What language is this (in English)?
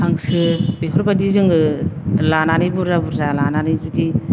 Bodo